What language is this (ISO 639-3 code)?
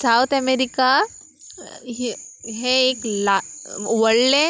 kok